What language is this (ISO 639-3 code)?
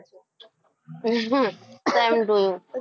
guj